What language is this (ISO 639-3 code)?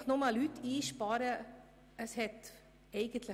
gsw